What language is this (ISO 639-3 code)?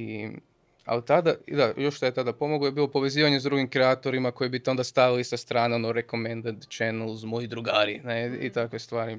hrv